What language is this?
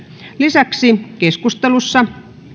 Finnish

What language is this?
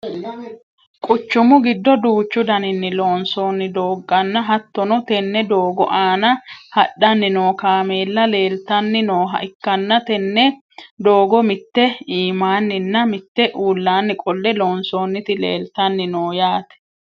Sidamo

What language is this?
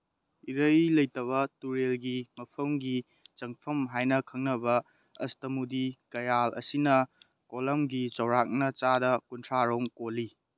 Manipuri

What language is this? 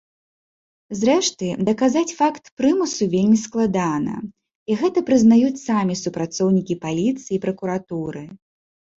Belarusian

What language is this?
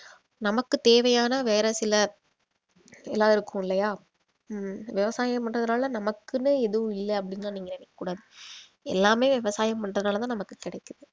Tamil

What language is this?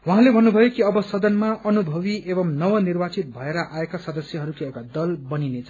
Nepali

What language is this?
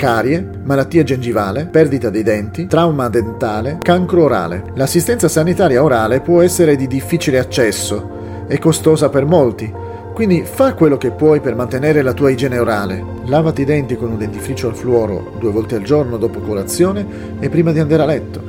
Italian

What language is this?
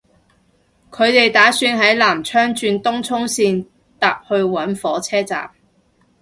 Cantonese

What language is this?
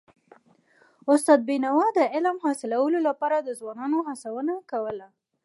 Pashto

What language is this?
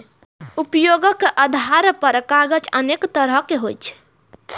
Maithili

